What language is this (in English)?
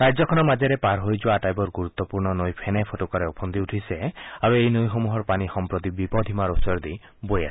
Assamese